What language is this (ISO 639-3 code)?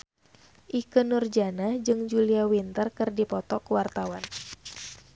sun